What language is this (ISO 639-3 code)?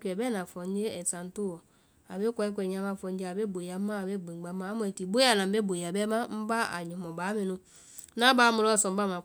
vai